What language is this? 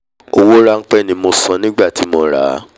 Yoruba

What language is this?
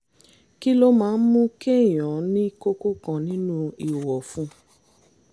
Yoruba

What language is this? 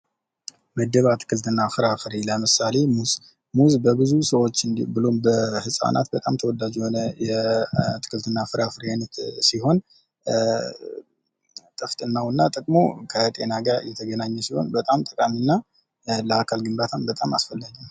Amharic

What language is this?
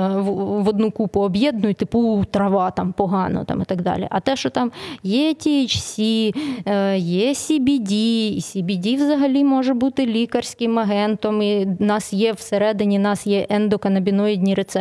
Ukrainian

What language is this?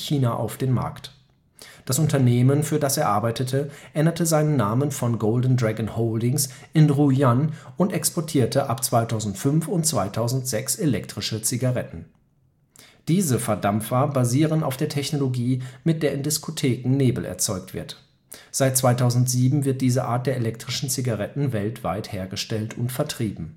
German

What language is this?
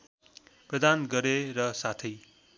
Nepali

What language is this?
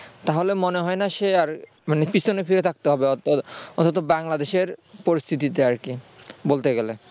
Bangla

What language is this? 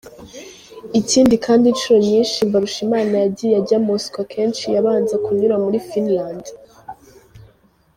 Kinyarwanda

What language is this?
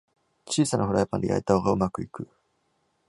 Japanese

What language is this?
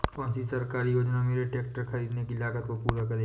Hindi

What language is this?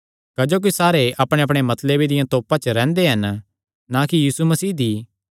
Kangri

